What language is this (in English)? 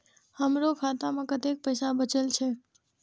Maithili